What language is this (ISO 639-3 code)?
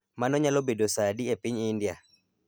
luo